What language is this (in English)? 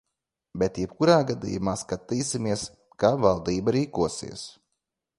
Latvian